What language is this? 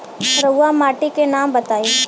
Bhojpuri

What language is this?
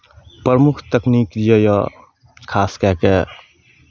Maithili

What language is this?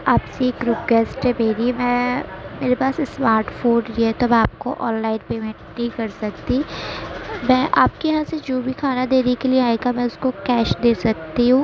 Urdu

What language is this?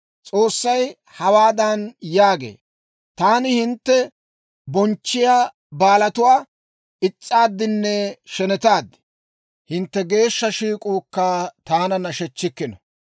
Dawro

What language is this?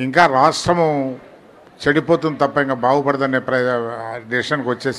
Telugu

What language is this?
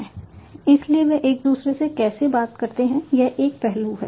Hindi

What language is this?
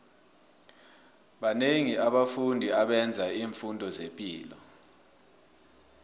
South Ndebele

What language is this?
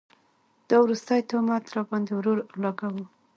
Pashto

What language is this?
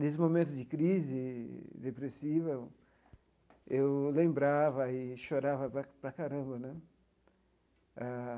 Portuguese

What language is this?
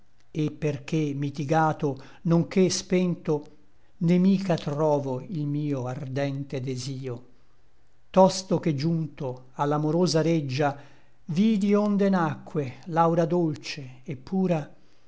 Italian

